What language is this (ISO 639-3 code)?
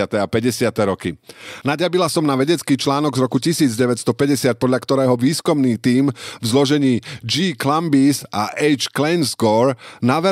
slk